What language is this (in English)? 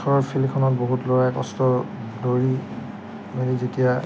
Assamese